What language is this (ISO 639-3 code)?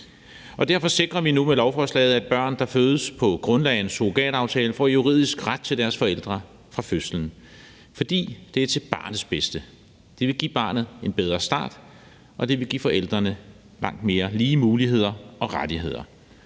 dan